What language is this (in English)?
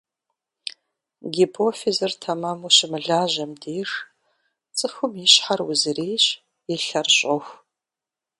Kabardian